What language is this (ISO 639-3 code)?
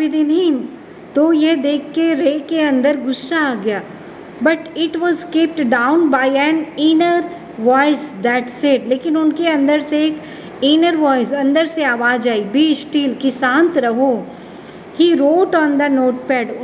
hin